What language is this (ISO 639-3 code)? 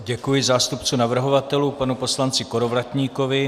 ces